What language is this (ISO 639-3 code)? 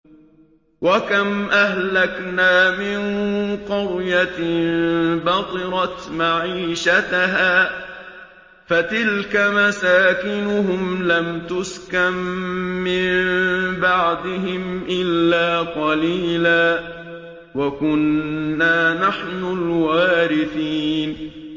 ara